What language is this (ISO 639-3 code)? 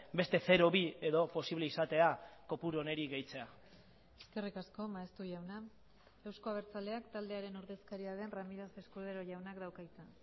eus